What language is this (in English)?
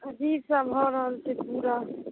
Maithili